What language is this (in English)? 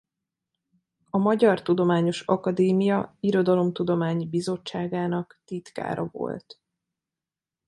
Hungarian